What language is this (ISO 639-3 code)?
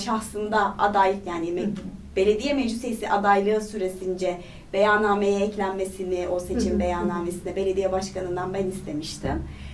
tur